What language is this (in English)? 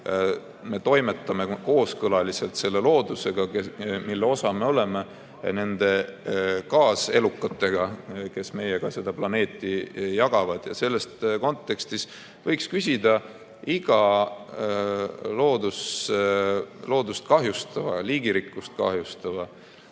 Estonian